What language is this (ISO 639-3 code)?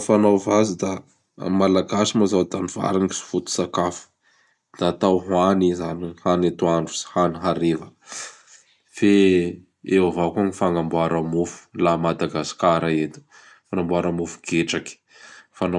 bhr